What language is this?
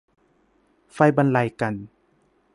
Thai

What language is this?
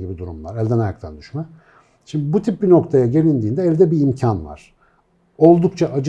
Turkish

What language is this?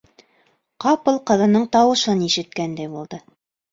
Bashkir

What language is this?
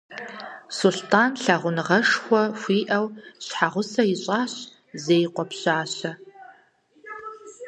Kabardian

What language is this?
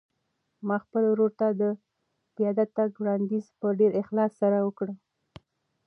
Pashto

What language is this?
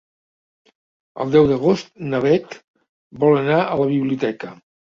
Catalan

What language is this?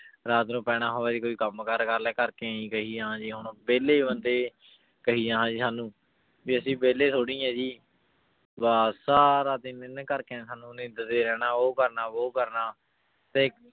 Punjabi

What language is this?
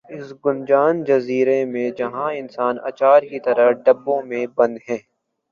Urdu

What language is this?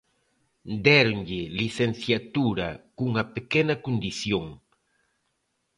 Galician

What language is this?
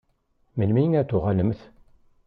Kabyle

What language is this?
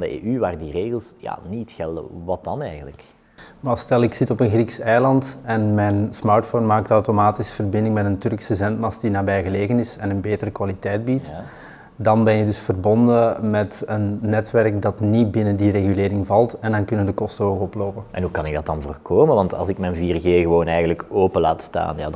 Dutch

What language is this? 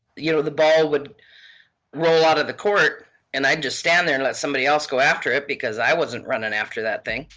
English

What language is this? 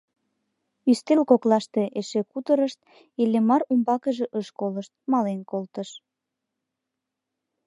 Mari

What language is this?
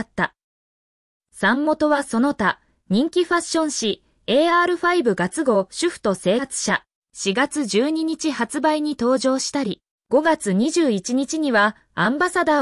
Japanese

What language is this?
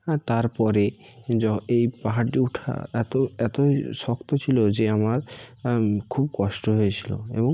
Bangla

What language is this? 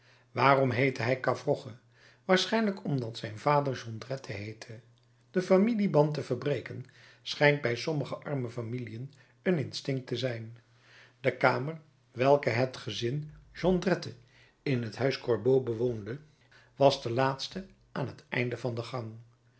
Dutch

